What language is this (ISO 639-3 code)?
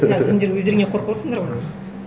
kaz